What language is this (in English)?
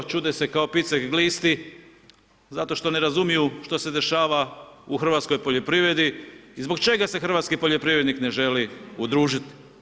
Croatian